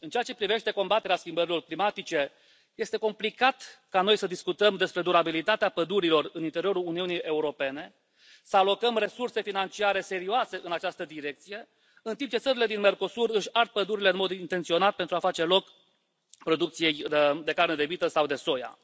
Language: Romanian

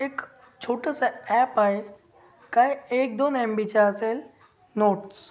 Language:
Marathi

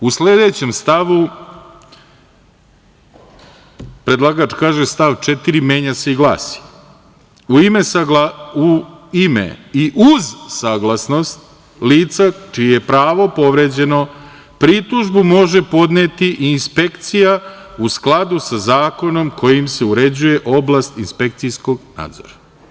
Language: Serbian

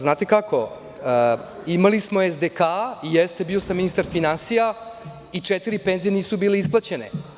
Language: Serbian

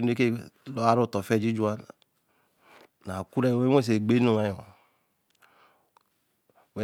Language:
Eleme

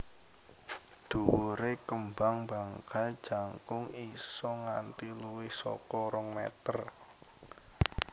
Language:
Javanese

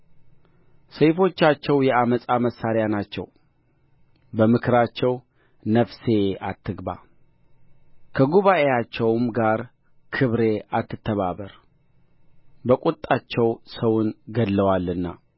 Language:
Amharic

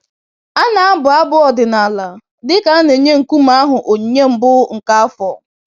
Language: Igbo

